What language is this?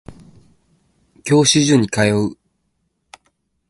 Japanese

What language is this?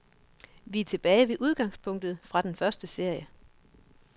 Danish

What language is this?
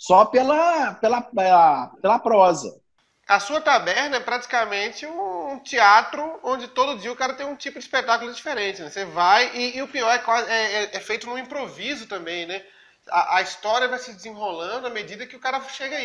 Portuguese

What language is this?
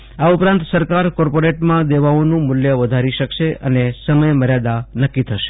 Gujarati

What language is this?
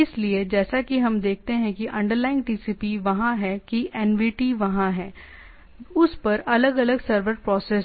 Hindi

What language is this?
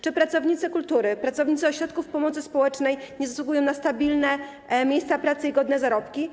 Polish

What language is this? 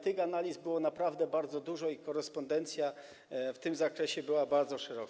Polish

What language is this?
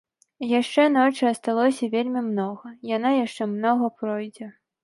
Belarusian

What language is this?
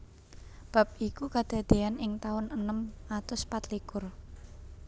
Javanese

